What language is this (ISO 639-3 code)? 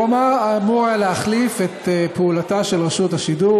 heb